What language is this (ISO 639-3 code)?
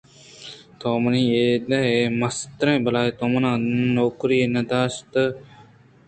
bgp